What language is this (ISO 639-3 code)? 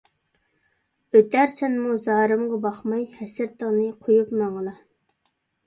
uig